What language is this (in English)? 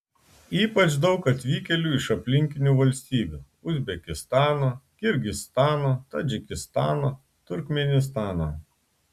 Lithuanian